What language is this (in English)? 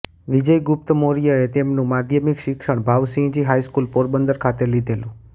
Gujarati